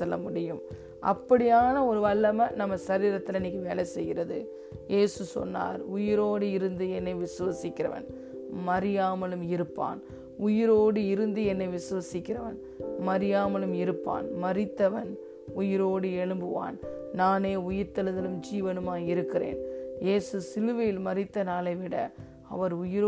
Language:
Tamil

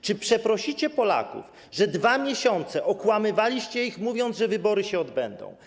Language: Polish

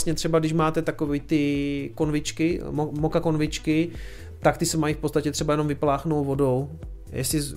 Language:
Czech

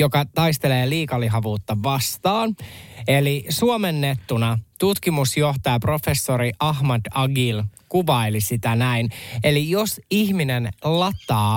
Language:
Finnish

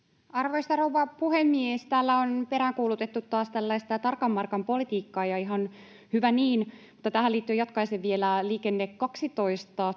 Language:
Finnish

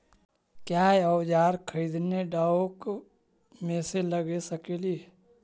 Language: Magahi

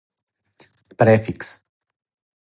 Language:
Serbian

